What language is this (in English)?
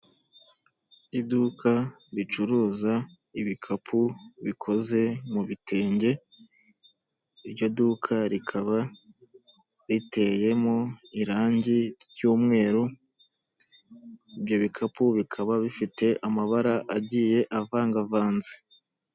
Kinyarwanda